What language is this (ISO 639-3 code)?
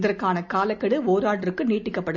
tam